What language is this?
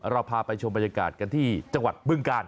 Thai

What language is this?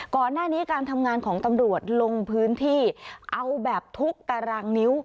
Thai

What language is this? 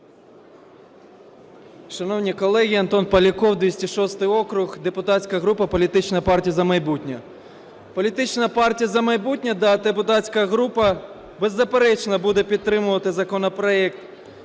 Ukrainian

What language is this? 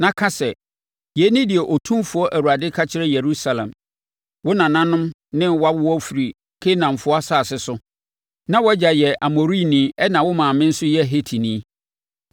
Akan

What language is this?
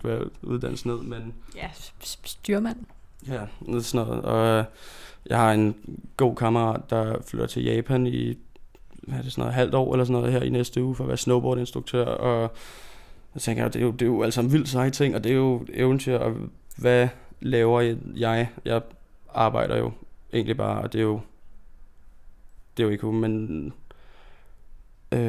Danish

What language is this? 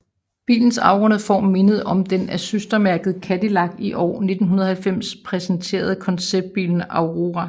Danish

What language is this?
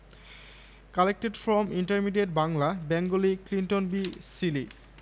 Bangla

